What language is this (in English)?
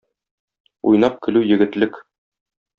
Tatar